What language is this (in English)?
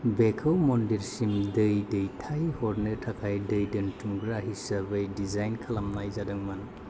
Bodo